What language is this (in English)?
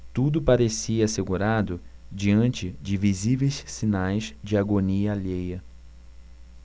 Portuguese